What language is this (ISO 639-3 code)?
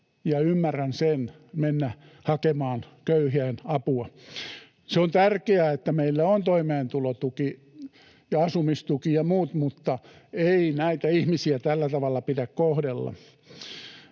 fin